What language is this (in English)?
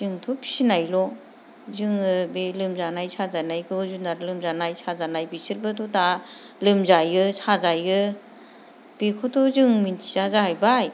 Bodo